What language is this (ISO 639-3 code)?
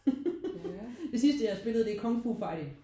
dan